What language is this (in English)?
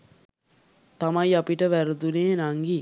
Sinhala